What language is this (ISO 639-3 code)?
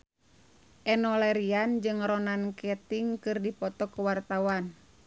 sun